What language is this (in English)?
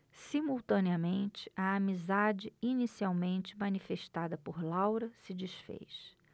Portuguese